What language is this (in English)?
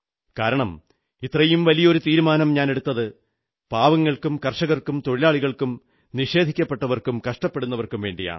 Malayalam